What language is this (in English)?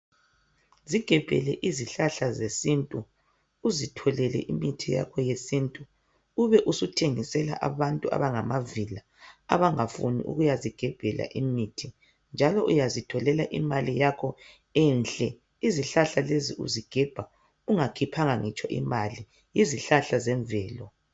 North Ndebele